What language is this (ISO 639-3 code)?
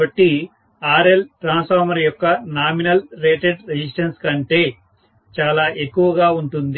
tel